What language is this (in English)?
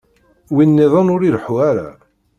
Kabyle